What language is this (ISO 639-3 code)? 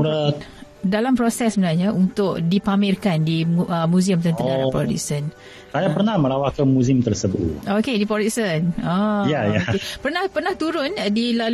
msa